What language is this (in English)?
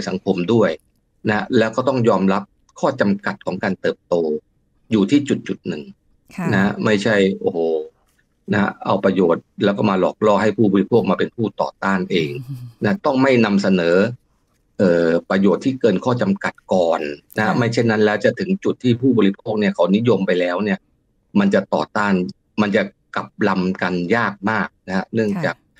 Thai